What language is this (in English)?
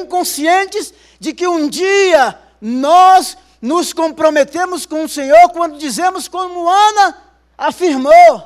Portuguese